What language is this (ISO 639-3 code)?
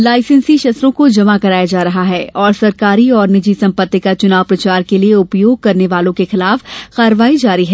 hin